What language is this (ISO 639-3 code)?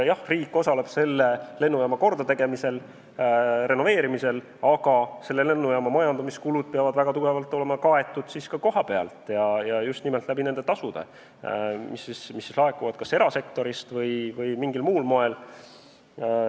est